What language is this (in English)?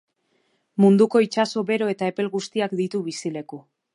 Basque